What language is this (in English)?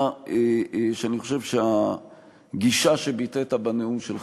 Hebrew